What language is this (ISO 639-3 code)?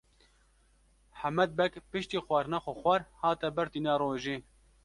kur